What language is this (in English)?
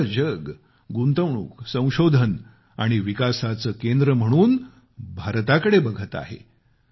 Marathi